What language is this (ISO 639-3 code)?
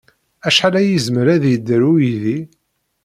kab